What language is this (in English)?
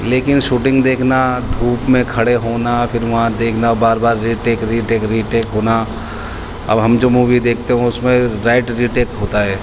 Urdu